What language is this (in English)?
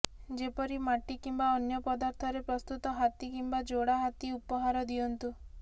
Odia